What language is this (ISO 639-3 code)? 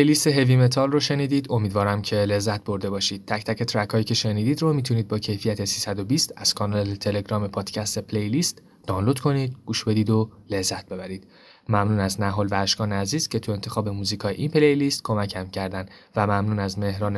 fas